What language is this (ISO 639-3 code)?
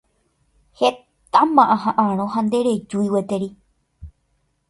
grn